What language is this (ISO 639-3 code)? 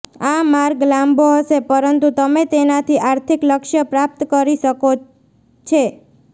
guj